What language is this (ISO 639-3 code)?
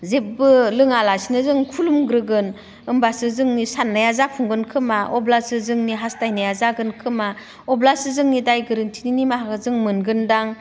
brx